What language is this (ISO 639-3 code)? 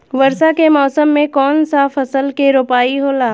bho